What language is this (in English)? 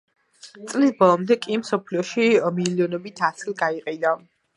Georgian